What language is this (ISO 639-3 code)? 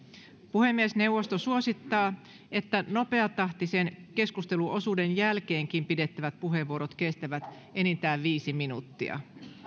fin